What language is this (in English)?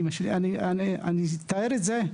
Hebrew